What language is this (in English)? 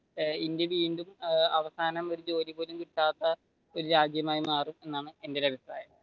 Malayalam